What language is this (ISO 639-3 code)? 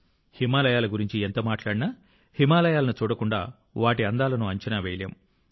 tel